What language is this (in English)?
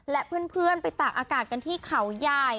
Thai